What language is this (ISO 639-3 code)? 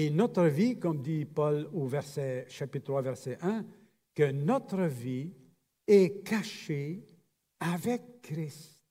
fra